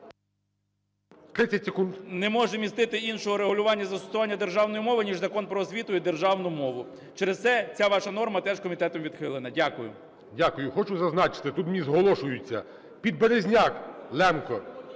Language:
Ukrainian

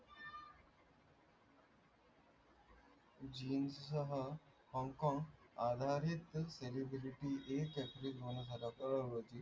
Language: Marathi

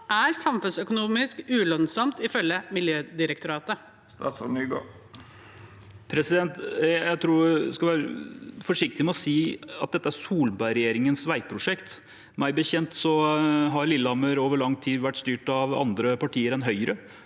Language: Norwegian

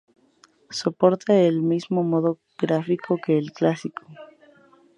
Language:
Spanish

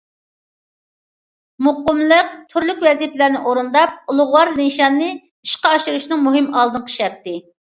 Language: Uyghur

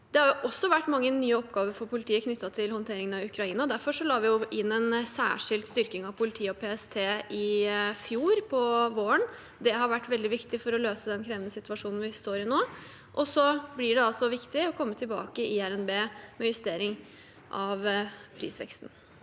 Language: Norwegian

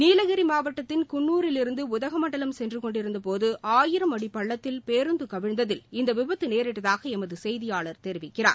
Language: Tamil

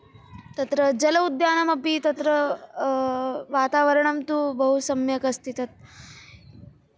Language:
Sanskrit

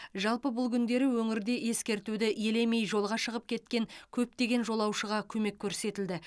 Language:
Kazakh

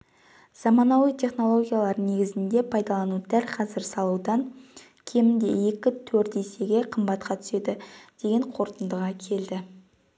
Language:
Kazakh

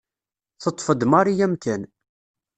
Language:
Kabyle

